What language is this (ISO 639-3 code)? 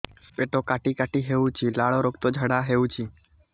ori